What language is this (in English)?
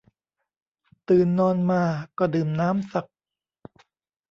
Thai